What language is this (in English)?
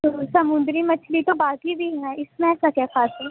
Urdu